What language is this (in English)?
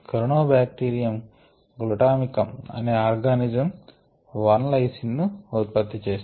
Telugu